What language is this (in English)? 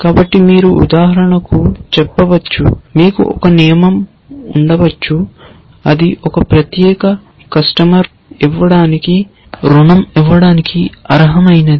Telugu